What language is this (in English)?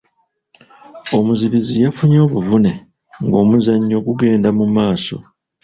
Ganda